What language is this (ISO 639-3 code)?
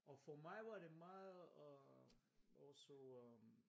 dan